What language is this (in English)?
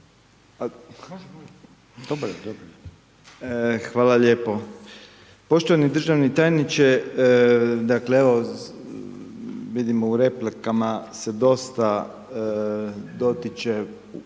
Croatian